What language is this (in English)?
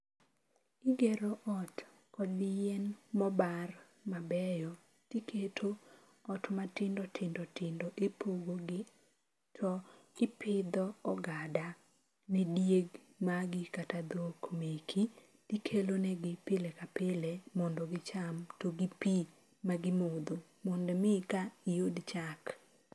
Luo (Kenya and Tanzania)